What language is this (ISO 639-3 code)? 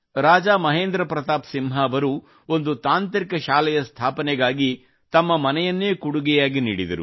kan